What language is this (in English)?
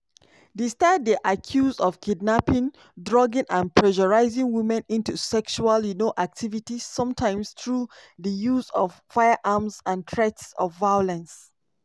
Nigerian Pidgin